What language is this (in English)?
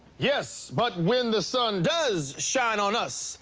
English